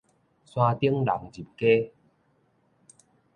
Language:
Min Nan Chinese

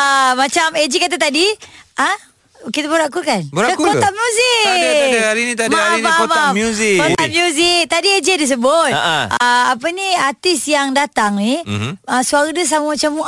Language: Malay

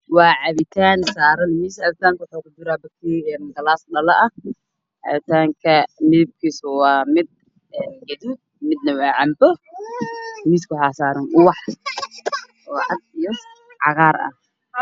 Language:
Somali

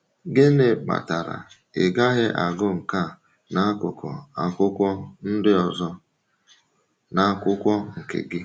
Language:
Igbo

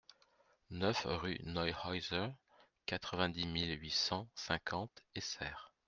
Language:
French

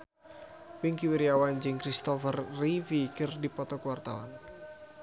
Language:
Sundanese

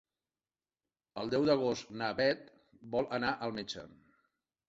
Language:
Catalan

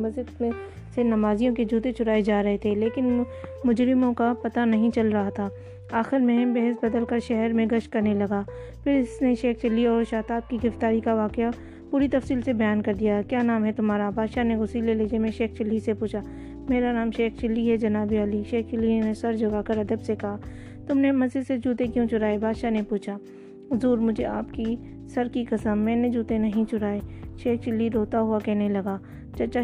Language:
Urdu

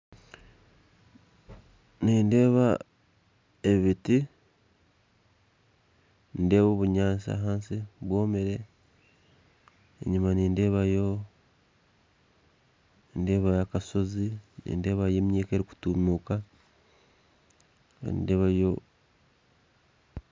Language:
Nyankole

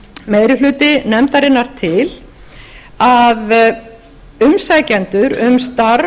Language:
Icelandic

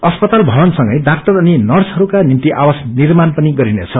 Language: Nepali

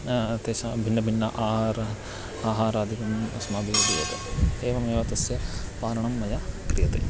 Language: Sanskrit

